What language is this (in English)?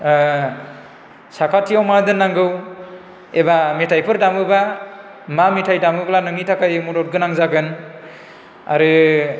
Bodo